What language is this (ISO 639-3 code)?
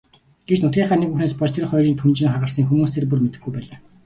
mon